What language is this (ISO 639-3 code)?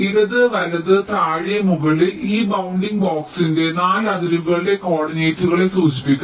mal